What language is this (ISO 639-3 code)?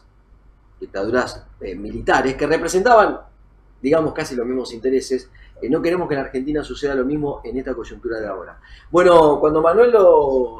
spa